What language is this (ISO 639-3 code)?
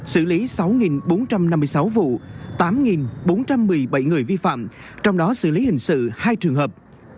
vie